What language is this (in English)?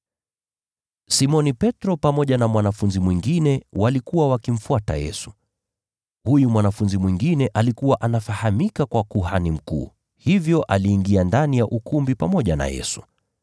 Swahili